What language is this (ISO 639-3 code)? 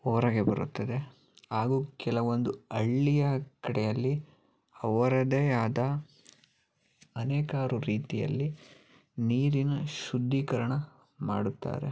kan